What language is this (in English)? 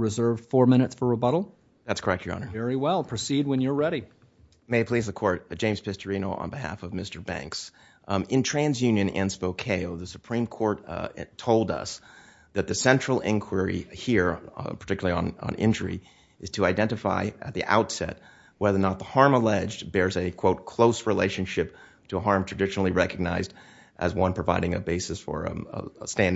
English